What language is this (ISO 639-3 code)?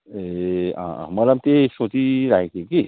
nep